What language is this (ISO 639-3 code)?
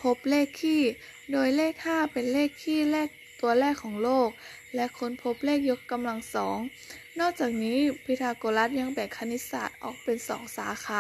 tha